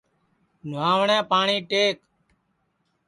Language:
Sansi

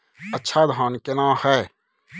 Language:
Maithili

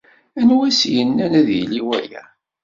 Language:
Kabyle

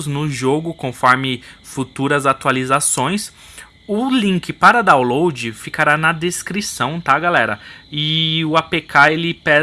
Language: Portuguese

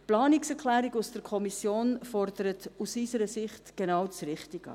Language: Swiss German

